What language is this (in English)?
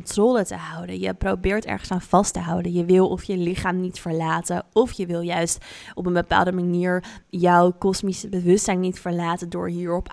Dutch